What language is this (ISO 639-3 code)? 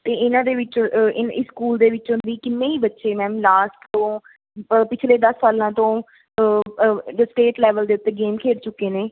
pan